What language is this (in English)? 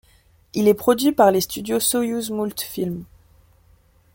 French